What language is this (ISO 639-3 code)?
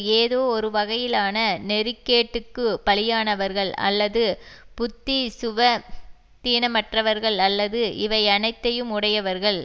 tam